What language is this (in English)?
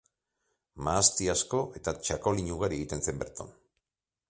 Basque